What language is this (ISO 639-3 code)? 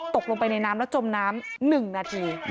tha